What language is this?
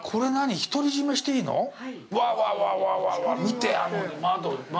Japanese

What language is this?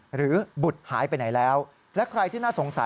Thai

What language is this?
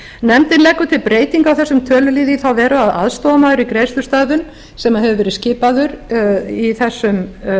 Icelandic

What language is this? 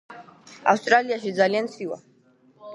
Georgian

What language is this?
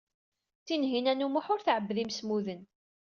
Kabyle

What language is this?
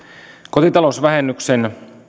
Finnish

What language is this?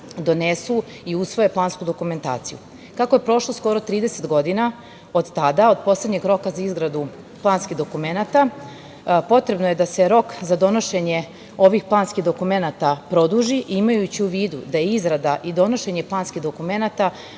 Serbian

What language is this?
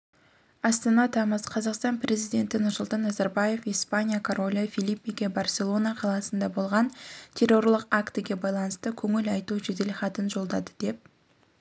Kazakh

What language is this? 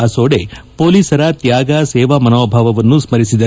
Kannada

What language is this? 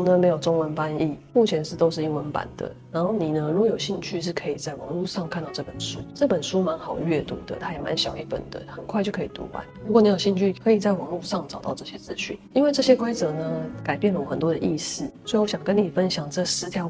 Chinese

